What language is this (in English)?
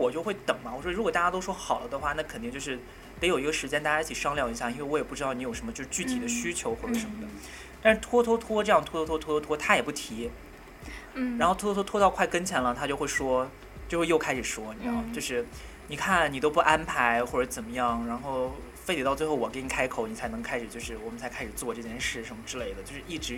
Chinese